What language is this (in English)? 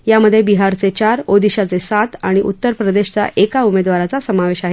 Marathi